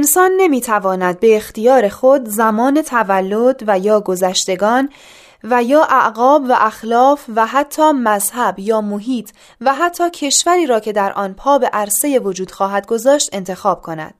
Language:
Persian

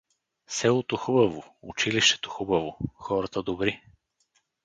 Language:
Bulgarian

